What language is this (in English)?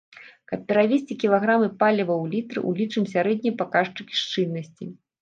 Belarusian